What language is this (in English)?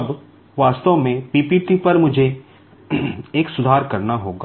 Hindi